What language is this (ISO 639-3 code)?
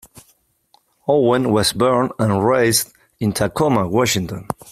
eng